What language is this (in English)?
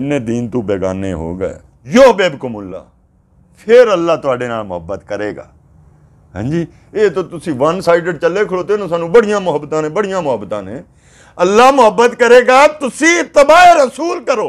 Hindi